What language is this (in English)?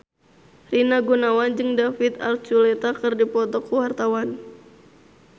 Sundanese